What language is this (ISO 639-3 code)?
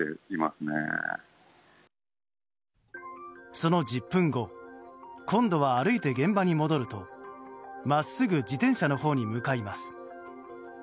jpn